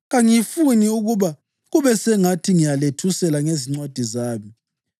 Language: North Ndebele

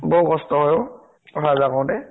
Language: Assamese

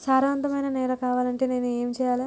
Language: Telugu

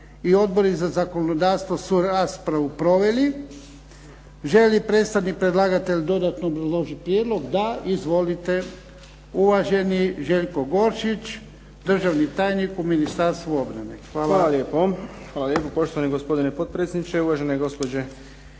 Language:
Croatian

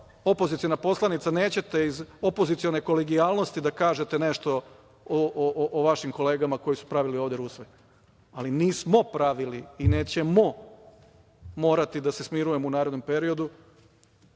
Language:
Serbian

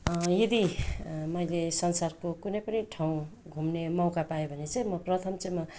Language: Nepali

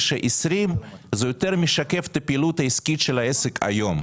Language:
Hebrew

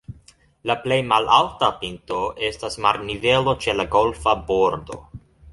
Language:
Esperanto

